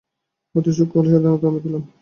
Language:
Bangla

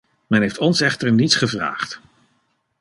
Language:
Dutch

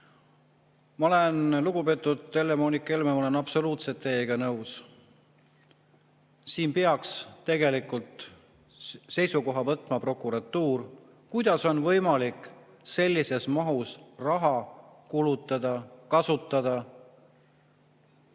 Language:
Estonian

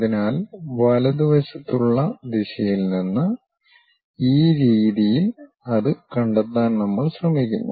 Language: Malayalam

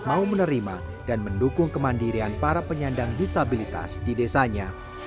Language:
Indonesian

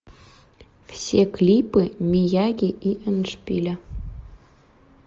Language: Russian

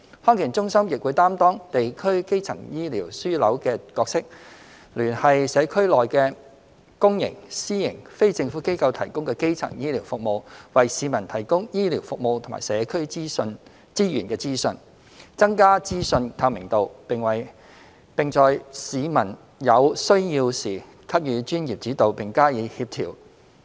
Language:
Cantonese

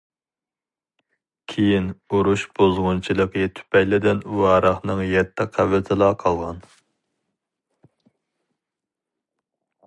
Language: Uyghur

